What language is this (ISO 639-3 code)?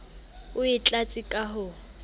sot